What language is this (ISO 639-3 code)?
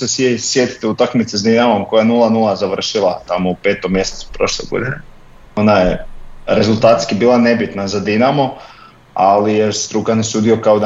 hrv